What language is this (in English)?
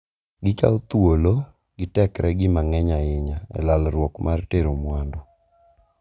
Luo (Kenya and Tanzania)